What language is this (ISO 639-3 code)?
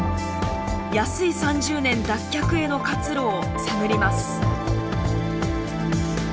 jpn